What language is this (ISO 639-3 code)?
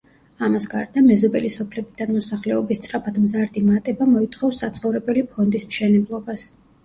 kat